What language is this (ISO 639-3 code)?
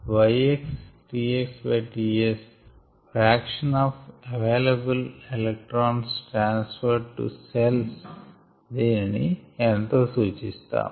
tel